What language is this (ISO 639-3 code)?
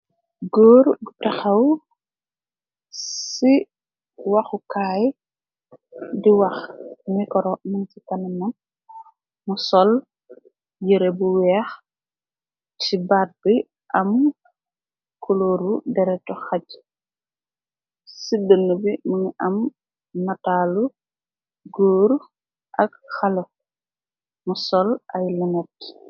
wol